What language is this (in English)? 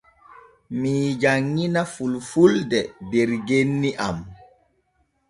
Borgu Fulfulde